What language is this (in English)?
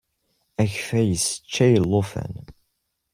Kabyle